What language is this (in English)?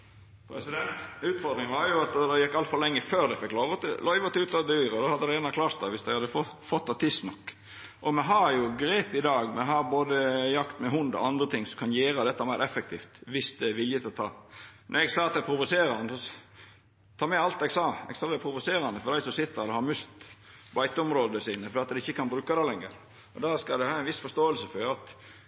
Norwegian Nynorsk